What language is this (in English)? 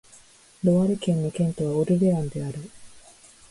Japanese